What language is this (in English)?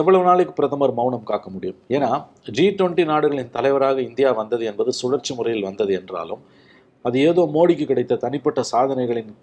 Tamil